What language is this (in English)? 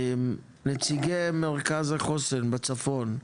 Hebrew